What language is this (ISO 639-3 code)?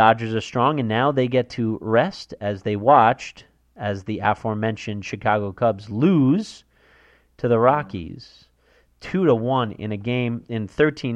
eng